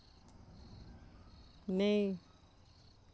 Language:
Dogri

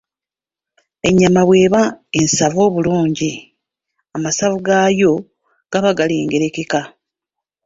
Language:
Ganda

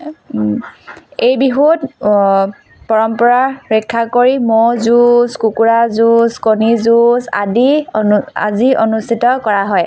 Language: Assamese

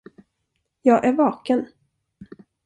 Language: Swedish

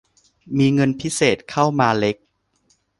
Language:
Thai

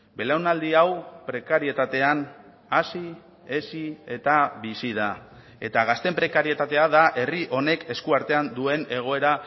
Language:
Basque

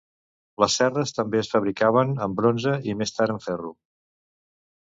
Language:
Catalan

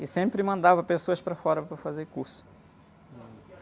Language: Portuguese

